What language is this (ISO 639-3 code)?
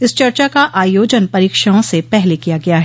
hin